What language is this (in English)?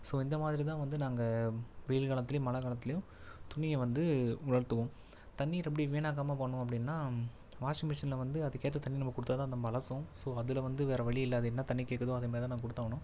Tamil